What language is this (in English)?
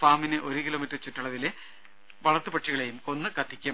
Malayalam